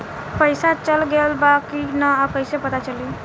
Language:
Bhojpuri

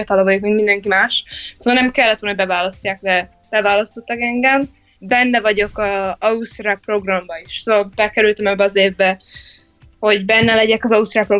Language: Hungarian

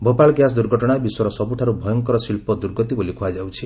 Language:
Odia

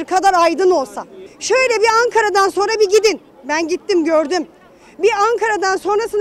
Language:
Turkish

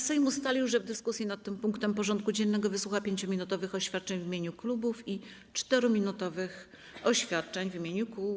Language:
Polish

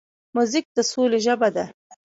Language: Pashto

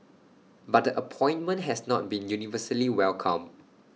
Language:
English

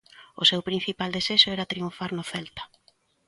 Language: Galician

